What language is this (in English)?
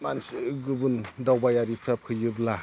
Bodo